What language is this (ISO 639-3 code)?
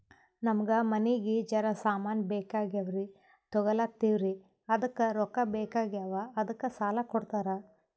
kan